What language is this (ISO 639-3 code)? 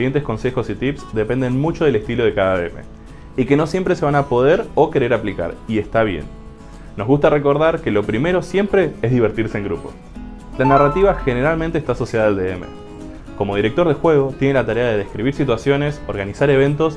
spa